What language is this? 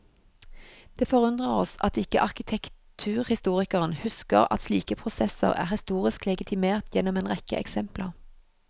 Norwegian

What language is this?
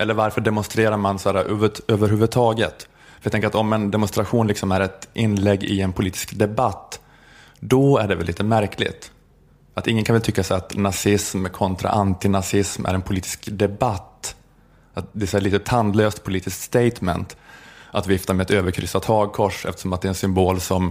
Swedish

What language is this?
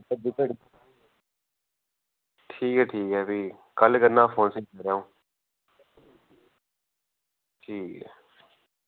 Dogri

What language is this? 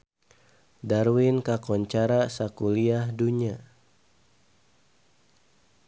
Sundanese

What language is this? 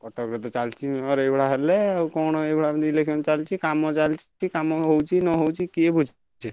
Odia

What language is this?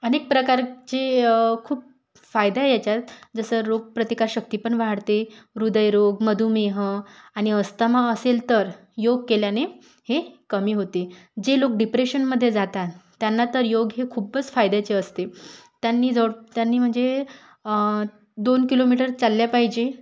Marathi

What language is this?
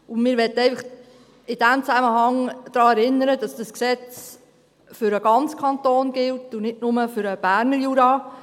Swiss German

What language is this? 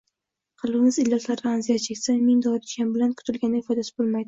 Uzbek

